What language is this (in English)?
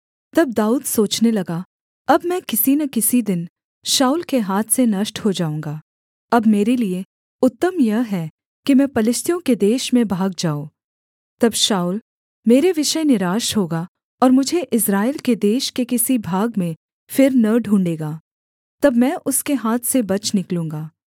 Hindi